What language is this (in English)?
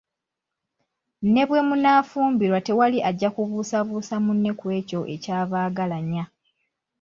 Ganda